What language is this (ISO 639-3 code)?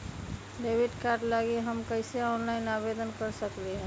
mag